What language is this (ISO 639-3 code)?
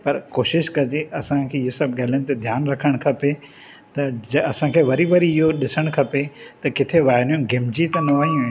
snd